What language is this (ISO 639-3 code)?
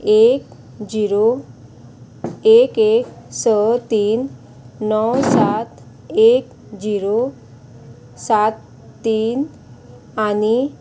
kok